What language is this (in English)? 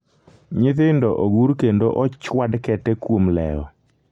Luo (Kenya and Tanzania)